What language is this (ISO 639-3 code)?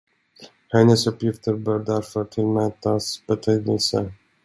swe